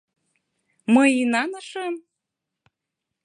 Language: Mari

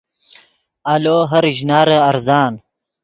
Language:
Yidgha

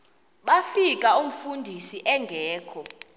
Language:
Xhosa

